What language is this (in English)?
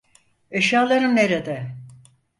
Turkish